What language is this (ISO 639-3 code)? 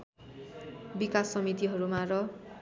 nep